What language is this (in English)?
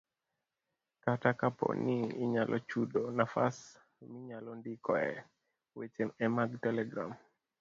Luo (Kenya and Tanzania)